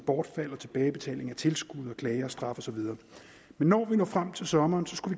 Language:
Danish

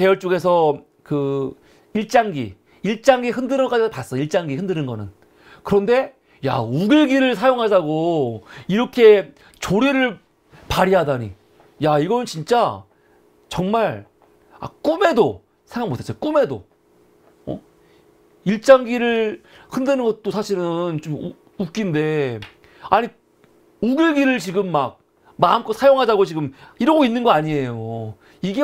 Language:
Korean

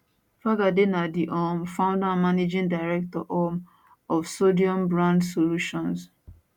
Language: Nigerian Pidgin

